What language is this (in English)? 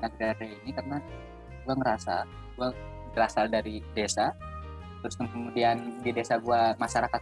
Indonesian